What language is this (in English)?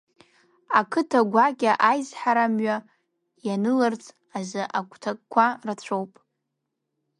Abkhazian